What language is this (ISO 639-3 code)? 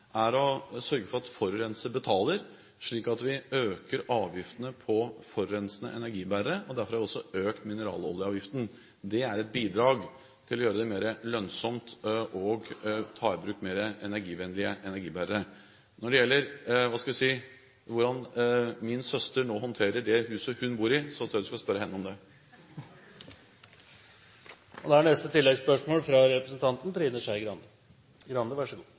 nor